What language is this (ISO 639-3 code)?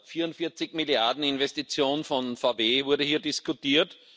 deu